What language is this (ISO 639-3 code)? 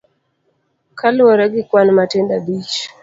luo